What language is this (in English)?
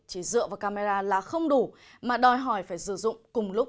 Vietnamese